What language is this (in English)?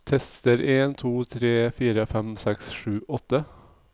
Norwegian